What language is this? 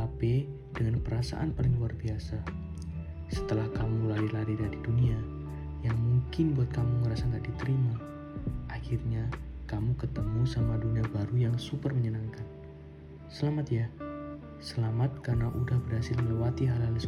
Indonesian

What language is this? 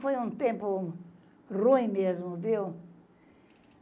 Portuguese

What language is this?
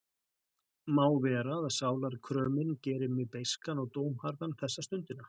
Icelandic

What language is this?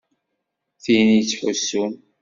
Kabyle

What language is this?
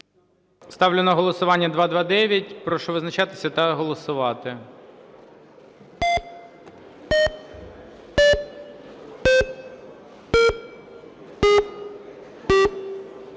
Ukrainian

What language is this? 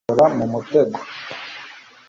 Kinyarwanda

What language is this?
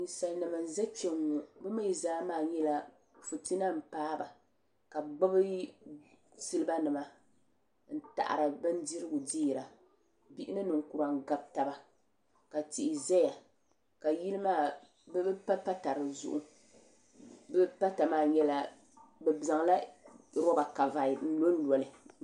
Dagbani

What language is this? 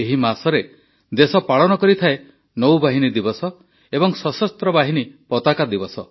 Odia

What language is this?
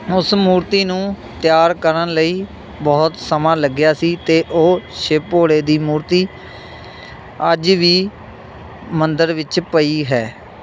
Punjabi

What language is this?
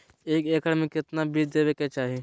Magahi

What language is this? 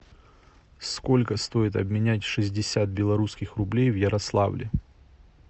Russian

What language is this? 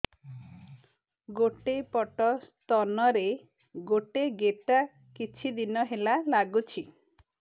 Odia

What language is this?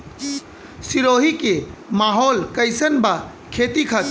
Bhojpuri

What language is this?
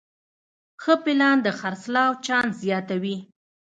Pashto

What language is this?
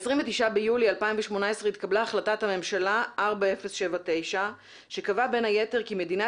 Hebrew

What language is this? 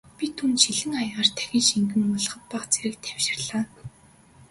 Mongolian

